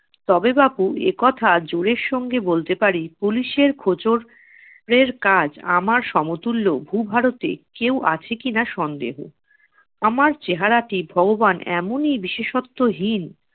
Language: Bangla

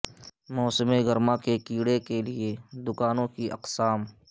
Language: Urdu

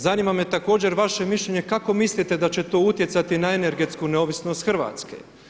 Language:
Croatian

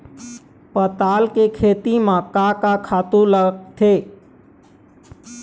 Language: Chhattisgarhi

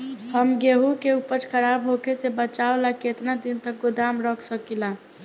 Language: Bhojpuri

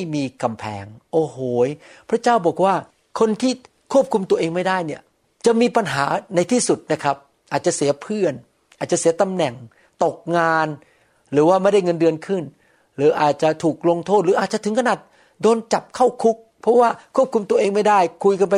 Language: Thai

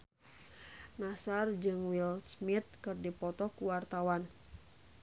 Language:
Sundanese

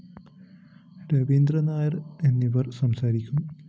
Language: Malayalam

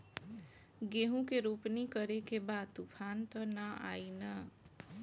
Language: Bhojpuri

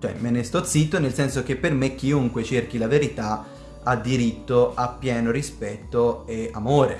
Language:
Italian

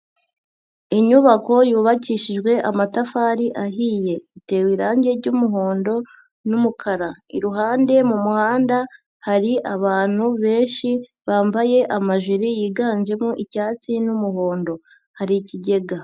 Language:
Kinyarwanda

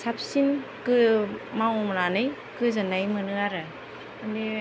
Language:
Bodo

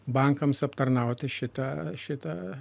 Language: Lithuanian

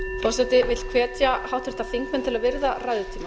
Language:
Icelandic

